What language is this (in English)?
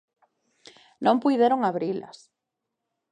Galician